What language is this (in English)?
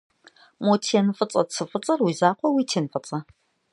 Kabardian